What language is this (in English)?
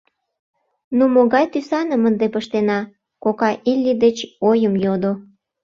Mari